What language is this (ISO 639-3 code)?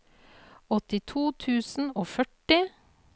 nor